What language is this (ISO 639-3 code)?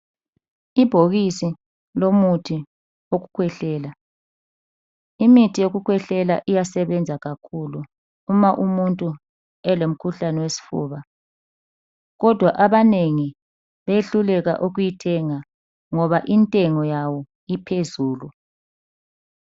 nde